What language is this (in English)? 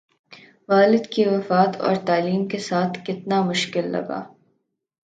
Urdu